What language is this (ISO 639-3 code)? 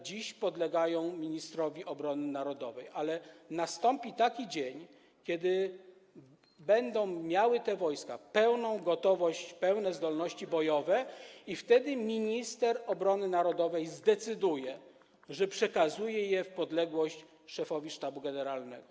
pol